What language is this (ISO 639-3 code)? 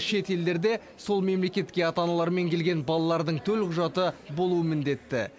kaz